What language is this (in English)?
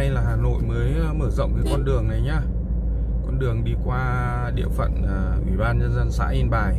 Vietnamese